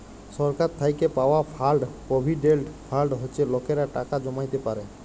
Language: Bangla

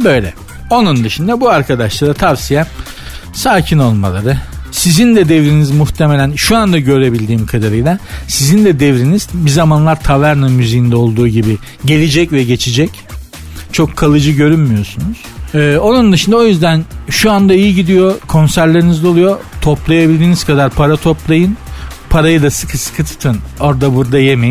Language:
Turkish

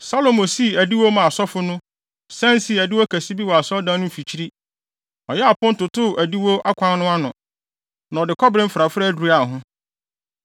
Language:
Akan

